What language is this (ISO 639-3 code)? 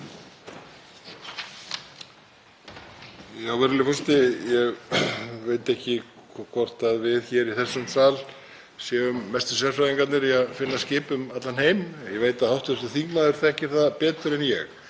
isl